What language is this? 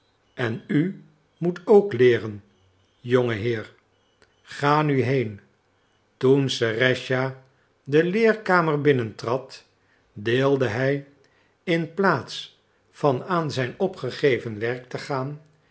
Dutch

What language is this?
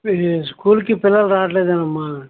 Telugu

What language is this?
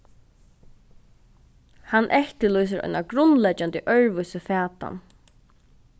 Faroese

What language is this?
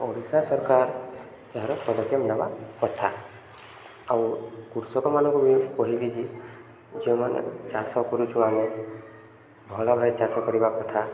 Odia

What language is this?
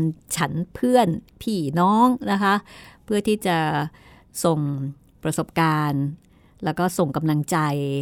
Thai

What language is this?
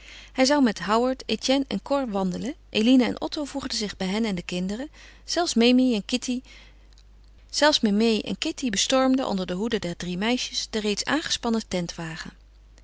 Dutch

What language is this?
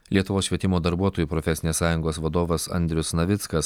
Lithuanian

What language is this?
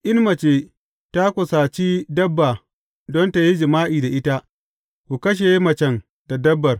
Hausa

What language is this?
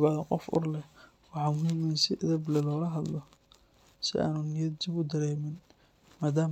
Somali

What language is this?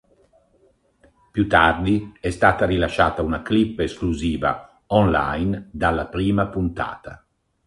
Italian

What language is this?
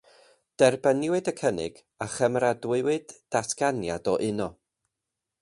Welsh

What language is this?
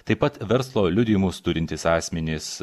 Lithuanian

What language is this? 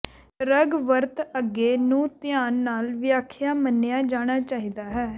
Punjabi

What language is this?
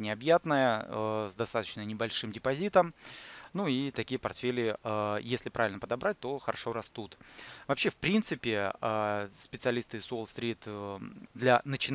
Russian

